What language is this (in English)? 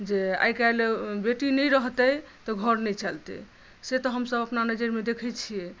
Maithili